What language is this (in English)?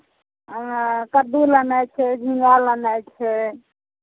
Maithili